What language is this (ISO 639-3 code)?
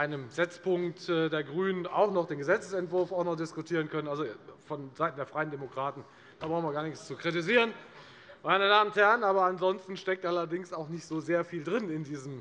deu